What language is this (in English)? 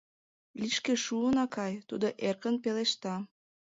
Mari